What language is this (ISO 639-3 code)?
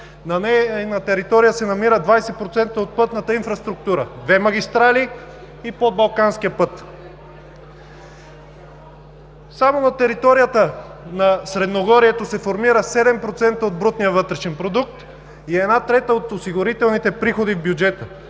bul